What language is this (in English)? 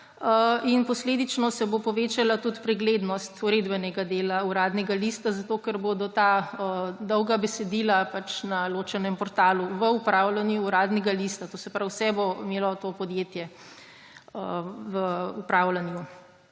Slovenian